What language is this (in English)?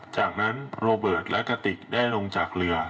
Thai